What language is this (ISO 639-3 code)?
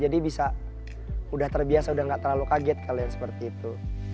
ind